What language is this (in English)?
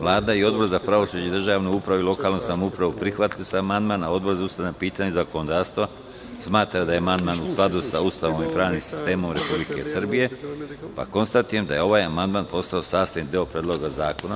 Serbian